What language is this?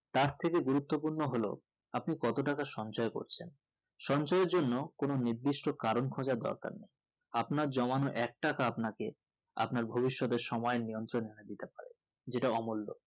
Bangla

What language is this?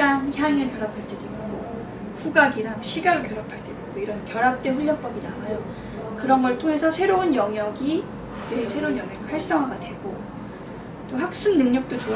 Korean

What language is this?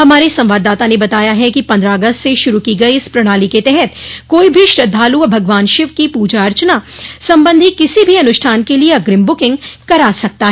Hindi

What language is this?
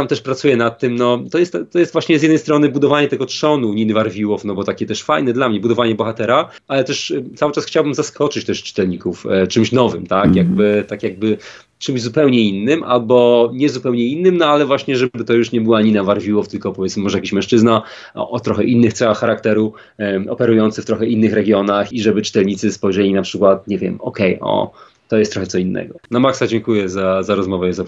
Polish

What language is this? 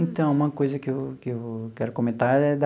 Portuguese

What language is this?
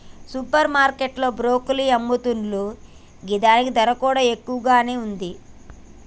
Telugu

